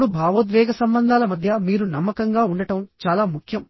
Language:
Telugu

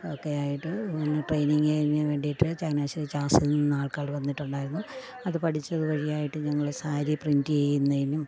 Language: Malayalam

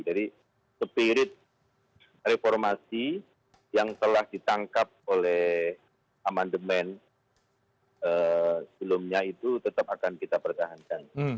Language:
Indonesian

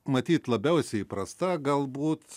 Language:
Lithuanian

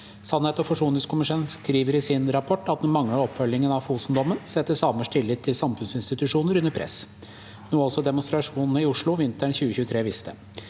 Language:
Norwegian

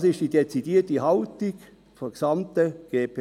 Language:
Swiss German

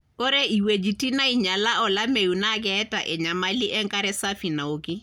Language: Masai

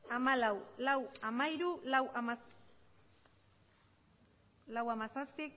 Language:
Basque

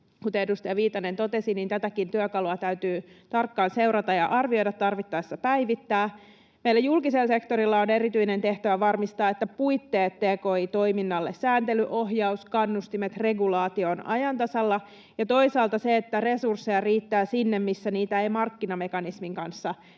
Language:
Finnish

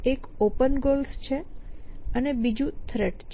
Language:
Gujarati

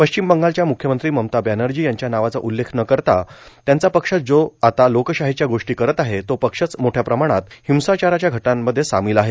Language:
Marathi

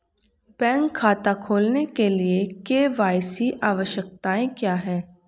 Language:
Hindi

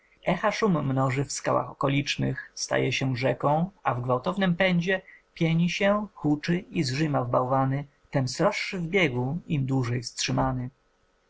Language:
Polish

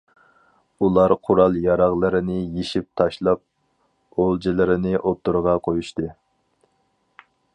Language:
Uyghur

